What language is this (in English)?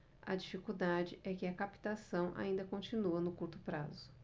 Portuguese